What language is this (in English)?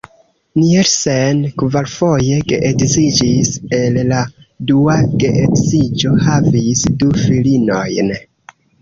Esperanto